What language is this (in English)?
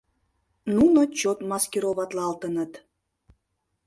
Mari